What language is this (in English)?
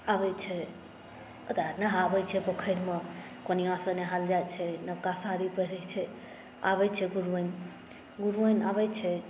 Maithili